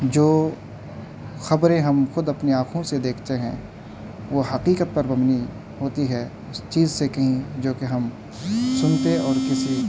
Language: Urdu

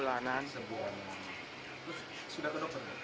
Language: Indonesian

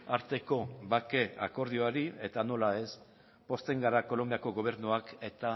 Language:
Basque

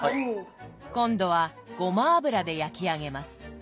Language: Japanese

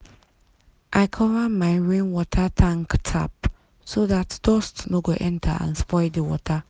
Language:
Nigerian Pidgin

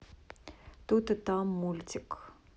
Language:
Russian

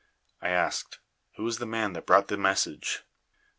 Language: English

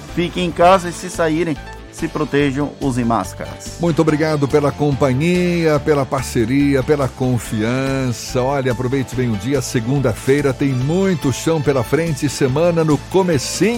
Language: Portuguese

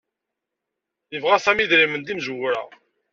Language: Kabyle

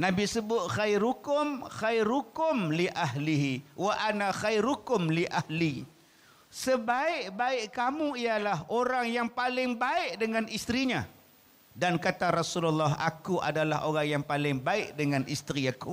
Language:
Malay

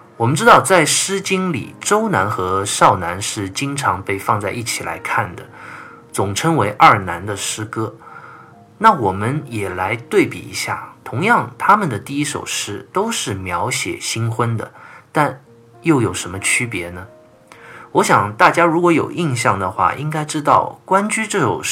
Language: Chinese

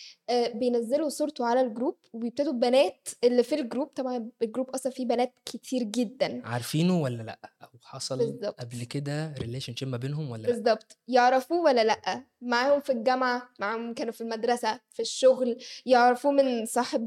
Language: Arabic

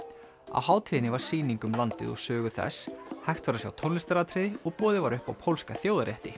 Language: Icelandic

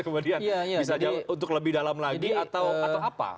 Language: Indonesian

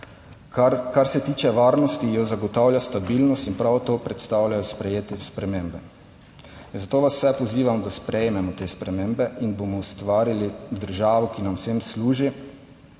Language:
Slovenian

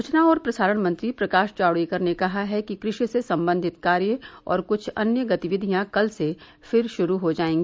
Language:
Hindi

